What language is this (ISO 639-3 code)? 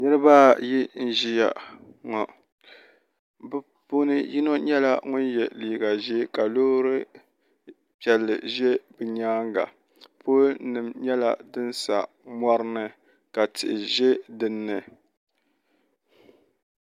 dag